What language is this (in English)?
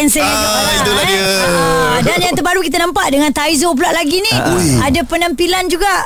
Malay